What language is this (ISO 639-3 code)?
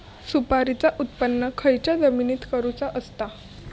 mar